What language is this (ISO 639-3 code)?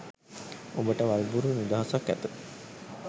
sin